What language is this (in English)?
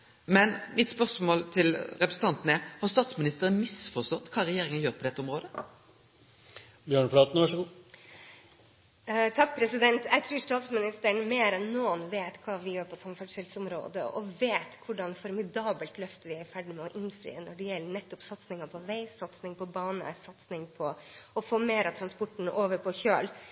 Norwegian